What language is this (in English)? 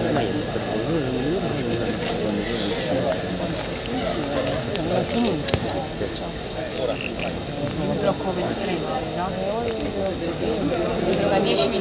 Italian